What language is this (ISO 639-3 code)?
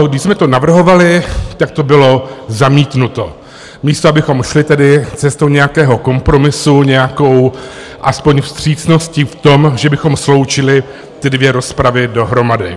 ces